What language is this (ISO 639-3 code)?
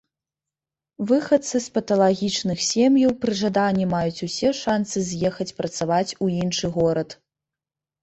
bel